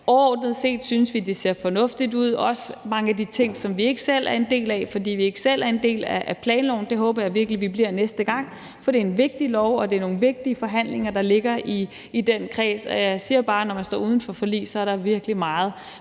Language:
Danish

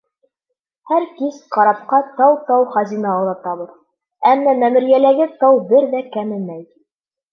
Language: Bashkir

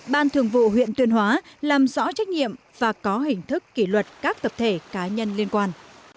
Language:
Vietnamese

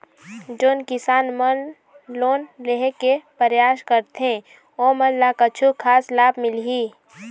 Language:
Chhattisgarhi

